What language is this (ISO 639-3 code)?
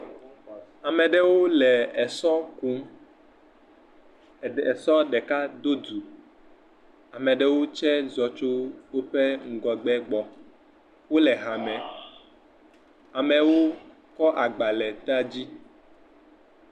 ewe